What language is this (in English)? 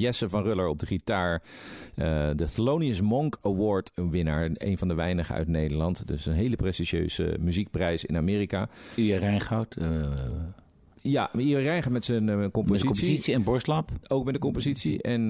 Dutch